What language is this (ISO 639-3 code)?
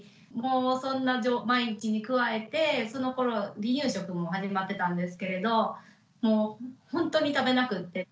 jpn